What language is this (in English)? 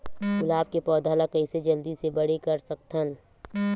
Chhattisgarhi